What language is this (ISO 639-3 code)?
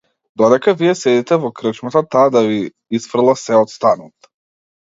mkd